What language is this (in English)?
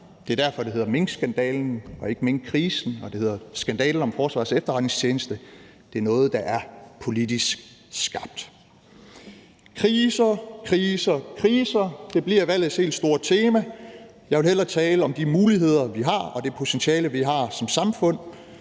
Danish